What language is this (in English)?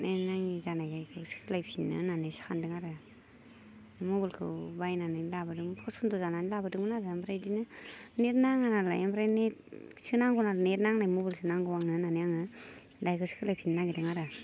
Bodo